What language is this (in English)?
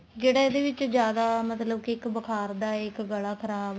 Punjabi